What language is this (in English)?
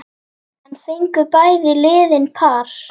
Icelandic